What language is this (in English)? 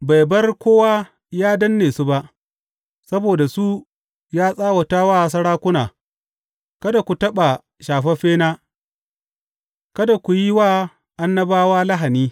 Hausa